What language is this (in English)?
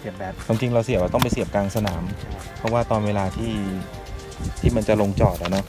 Thai